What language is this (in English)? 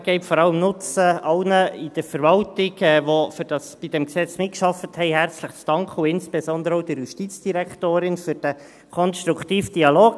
Swiss German